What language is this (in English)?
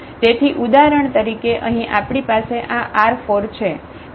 Gujarati